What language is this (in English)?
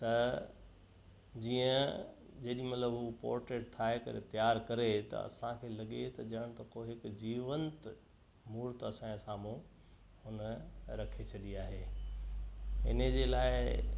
Sindhi